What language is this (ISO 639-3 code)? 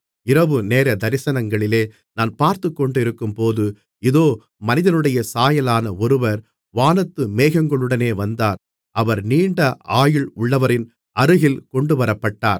tam